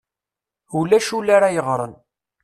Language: Kabyle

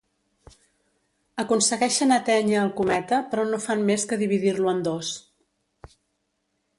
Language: Catalan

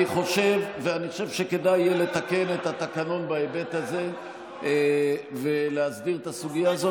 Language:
Hebrew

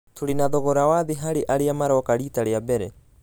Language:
Kikuyu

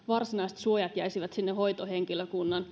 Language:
Finnish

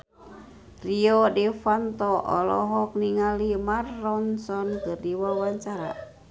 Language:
Sundanese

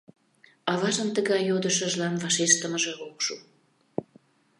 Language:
Mari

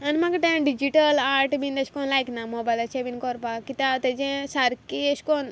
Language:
Konkani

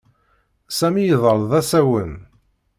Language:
Kabyle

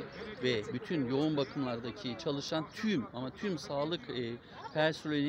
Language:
Turkish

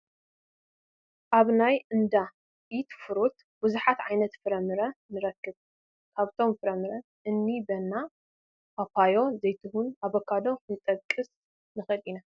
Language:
Tigrinya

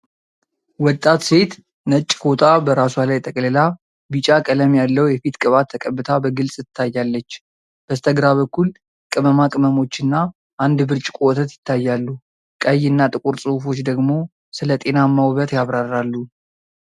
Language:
Amharic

